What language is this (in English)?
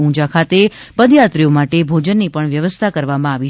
Gujarati